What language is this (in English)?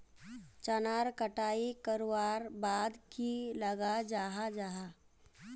Magahi